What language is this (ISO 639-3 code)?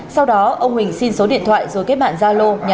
vie